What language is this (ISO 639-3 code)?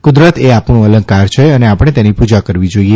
guj